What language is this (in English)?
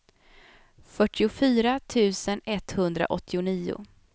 Swedish